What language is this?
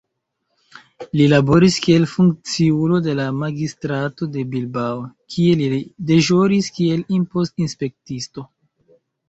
Esperanto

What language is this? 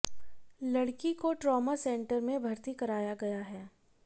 Hindi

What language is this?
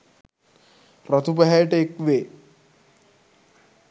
Sinhala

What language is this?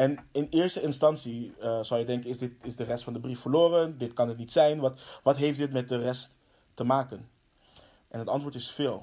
Dutch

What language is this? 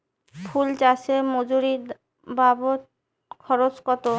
Bangla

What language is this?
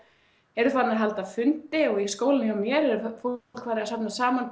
Icelandic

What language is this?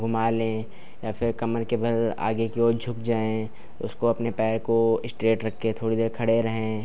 Hindi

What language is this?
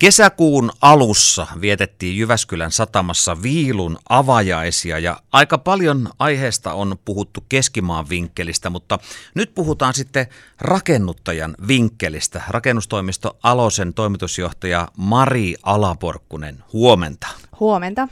Finnish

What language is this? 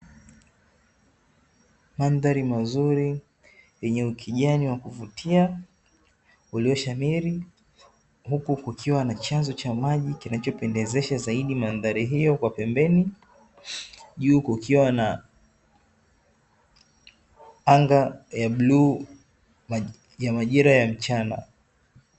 Swahili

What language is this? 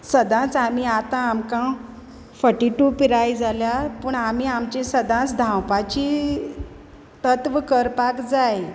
Konkani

